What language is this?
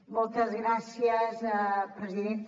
Catalan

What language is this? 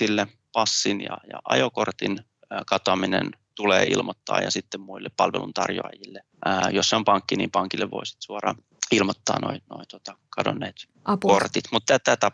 Finnish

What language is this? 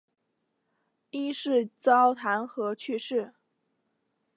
Chinese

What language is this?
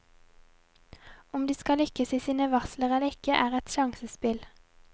Norwegian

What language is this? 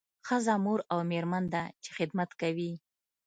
Pashto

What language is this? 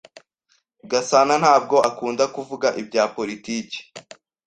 Kinyarwanda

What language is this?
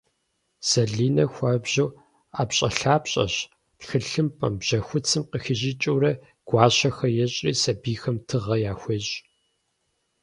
Kabardian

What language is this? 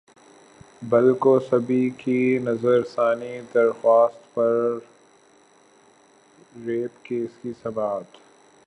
Urdu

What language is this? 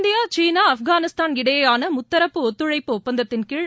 Tamil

